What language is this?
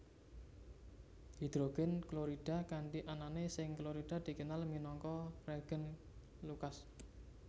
Javanese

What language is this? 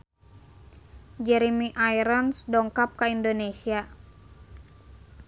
Sundanese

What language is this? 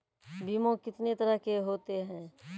Maithili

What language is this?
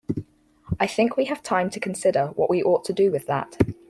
English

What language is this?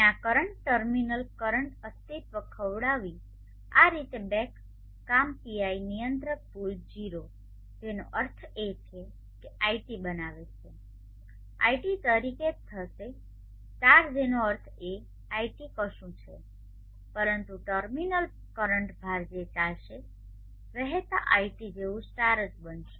Gujarati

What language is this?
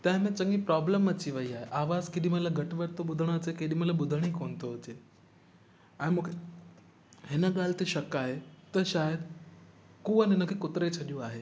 Sindhi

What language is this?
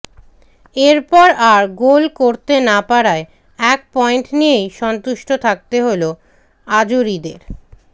Bangla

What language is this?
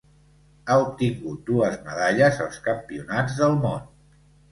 Catalan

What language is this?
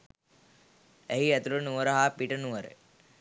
Sinhala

